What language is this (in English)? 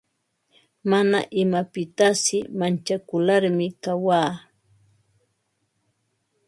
Ambo-Pasco Quechua